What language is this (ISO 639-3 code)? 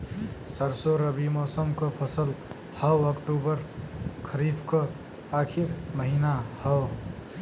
bho